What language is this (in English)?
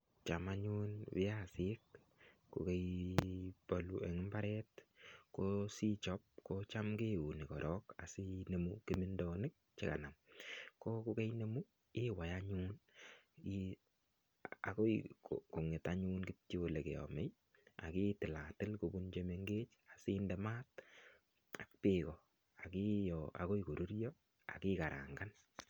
Kalenjin